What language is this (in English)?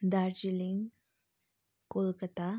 Nepali